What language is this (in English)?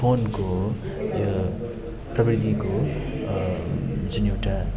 Nepali